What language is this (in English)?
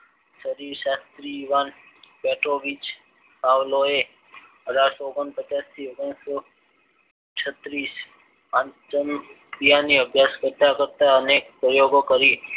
Gujarati